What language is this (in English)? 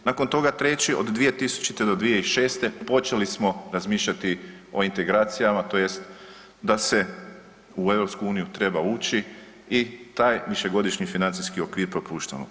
Croatian